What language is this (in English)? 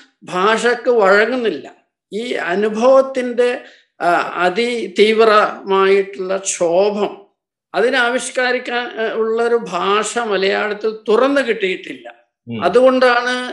Malayalam